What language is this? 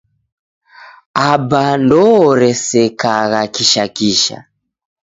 Taita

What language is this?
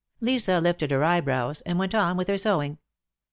English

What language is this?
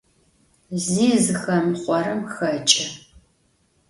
Adyghe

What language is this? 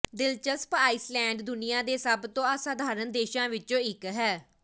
Punjabi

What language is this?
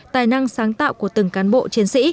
Vietnamese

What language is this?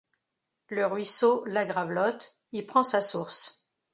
French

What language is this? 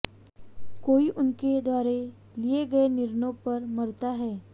Hindi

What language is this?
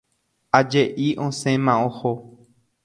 Guarani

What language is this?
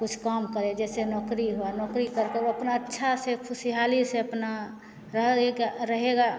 Hindi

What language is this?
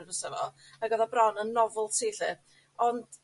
Welsh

